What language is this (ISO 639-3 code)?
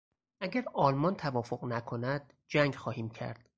fas